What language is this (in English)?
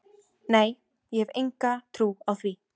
Icelandic